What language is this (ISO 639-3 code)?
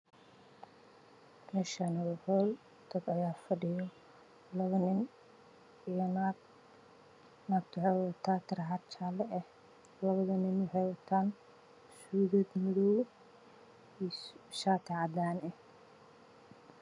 som